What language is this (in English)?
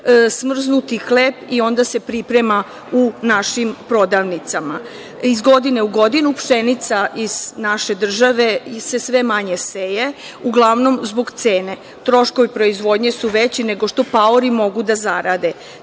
Serbian